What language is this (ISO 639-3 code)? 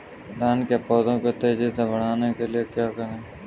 hin